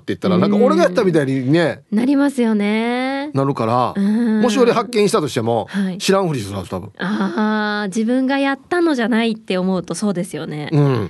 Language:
Japanese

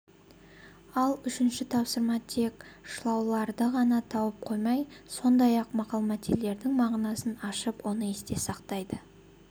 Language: Kazakh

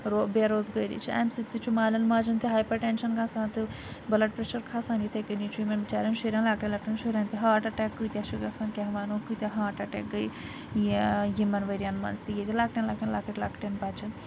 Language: Kashmiri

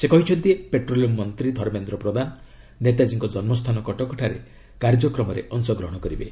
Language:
Odia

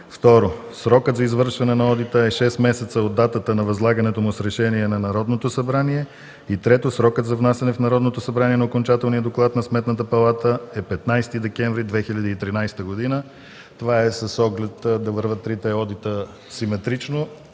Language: Bulgarian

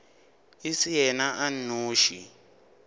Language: Northern Sotho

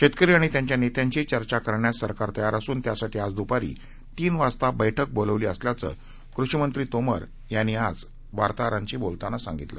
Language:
Marathi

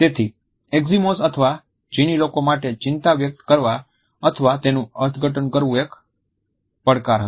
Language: Gujarati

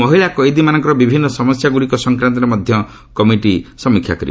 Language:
Odia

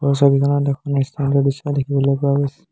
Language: Assamese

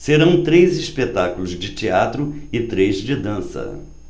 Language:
Portuguese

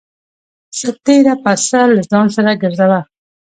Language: Pashto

